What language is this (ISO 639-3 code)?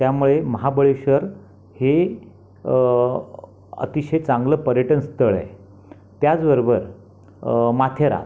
mar